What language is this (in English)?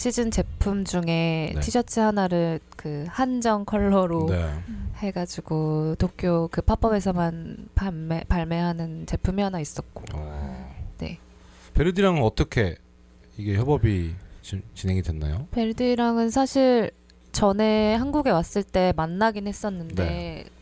Korean